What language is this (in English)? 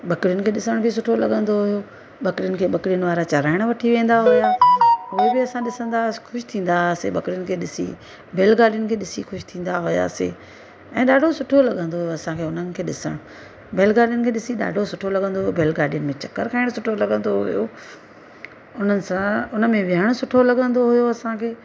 Sindhi